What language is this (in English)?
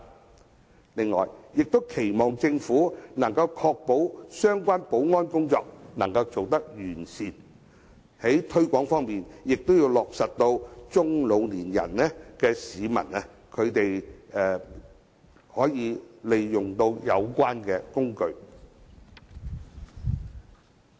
Cantonese